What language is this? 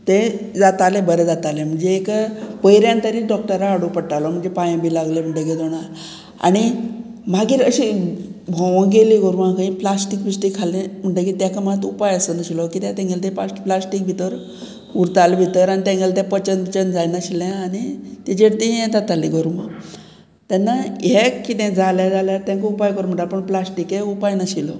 Konkani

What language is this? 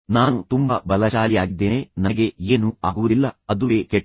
Kannada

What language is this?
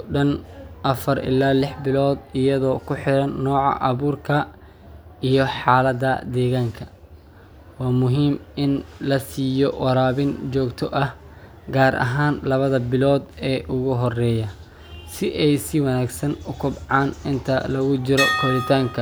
Somali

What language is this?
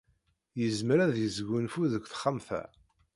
Kabyle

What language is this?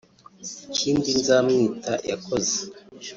Kinyarwanda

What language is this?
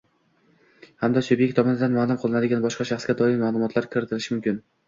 Uzbek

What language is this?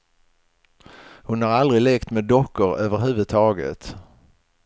Swedish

